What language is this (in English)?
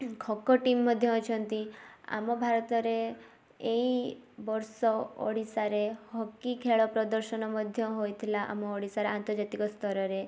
Odia